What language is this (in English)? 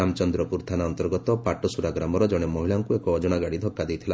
Odia